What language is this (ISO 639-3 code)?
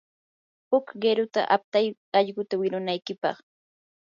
qur